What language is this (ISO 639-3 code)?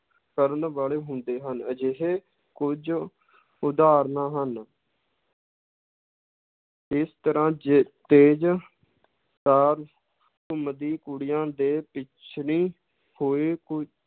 pan